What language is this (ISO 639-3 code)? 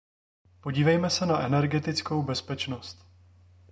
ces